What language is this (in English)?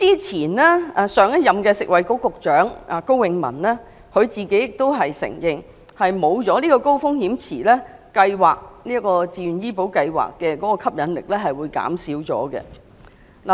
Cantonese